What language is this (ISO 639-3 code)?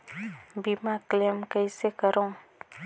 hne